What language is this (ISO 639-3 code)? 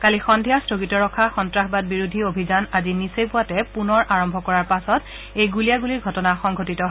asm